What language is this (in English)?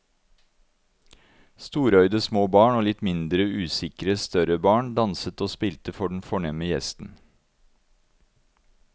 Norwegian